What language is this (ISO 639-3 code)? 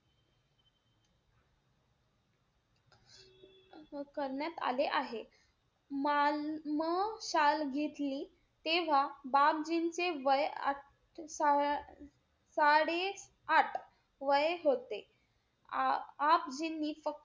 mar